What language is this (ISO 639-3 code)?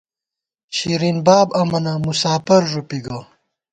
gwt